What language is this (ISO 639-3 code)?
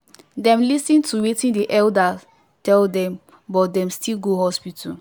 pcm